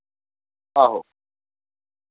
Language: Dogri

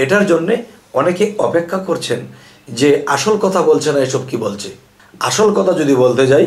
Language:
Bangla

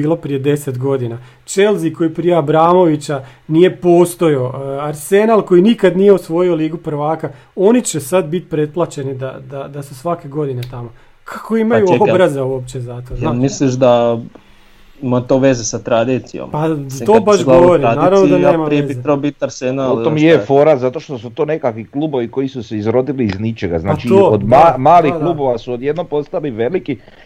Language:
Croatian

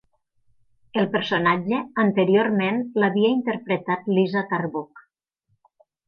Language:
Catalan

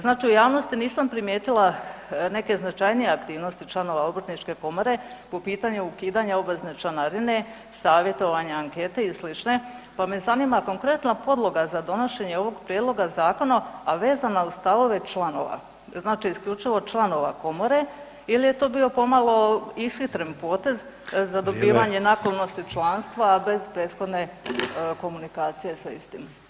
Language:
Croatian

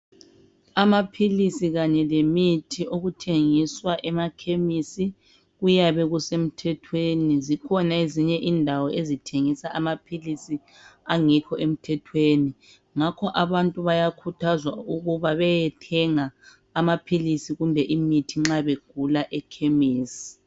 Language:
North Ndebele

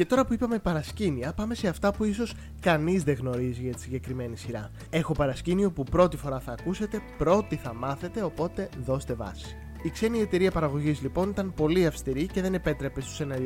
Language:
Greek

